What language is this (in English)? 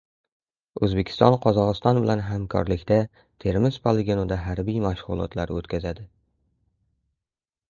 Uzbek